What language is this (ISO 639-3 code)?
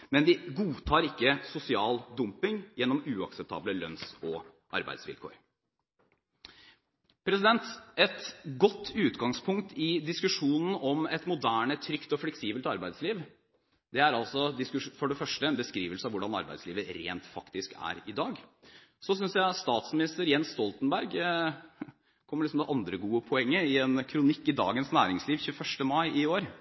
nob